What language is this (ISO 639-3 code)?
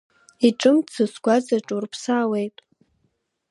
abk